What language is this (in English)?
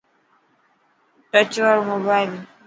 Dhatki